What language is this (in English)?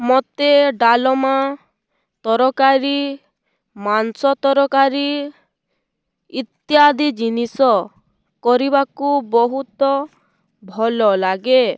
Odia